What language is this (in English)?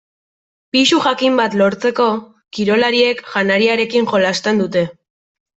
Basque